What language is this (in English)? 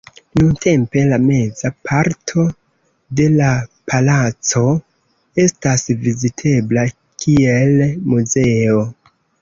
Esperanto